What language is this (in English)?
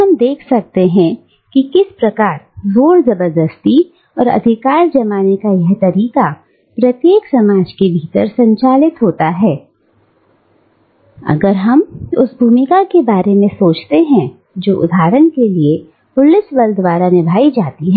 Hindi